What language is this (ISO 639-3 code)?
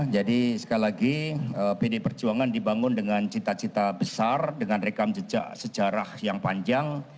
ind